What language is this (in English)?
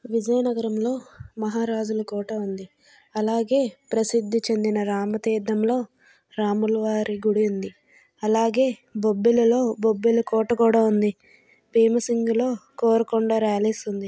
Telugu